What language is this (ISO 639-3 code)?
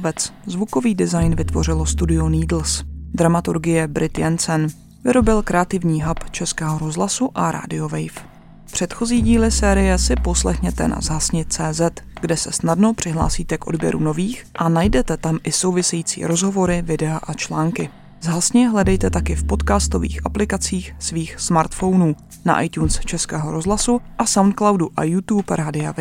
ces